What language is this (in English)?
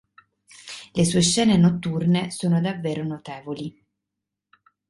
Italian